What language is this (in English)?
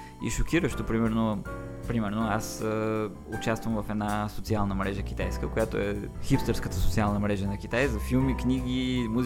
Bulgarian